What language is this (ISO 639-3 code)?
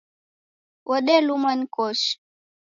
dav